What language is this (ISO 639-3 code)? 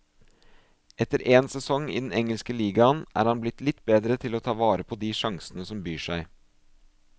nor